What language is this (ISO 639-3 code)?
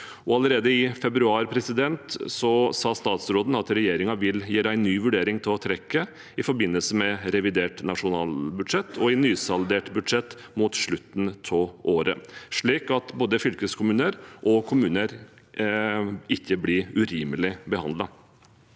nor